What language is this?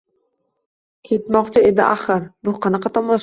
Uzbek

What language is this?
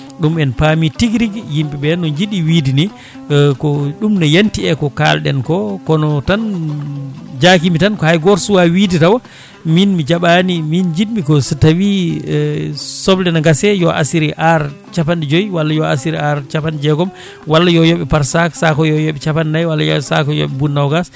Fula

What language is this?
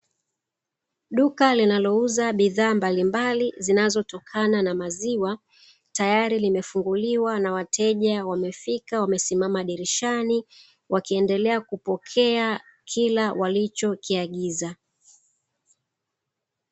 Swahili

